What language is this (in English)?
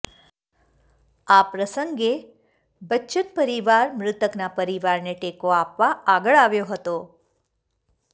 Gujarati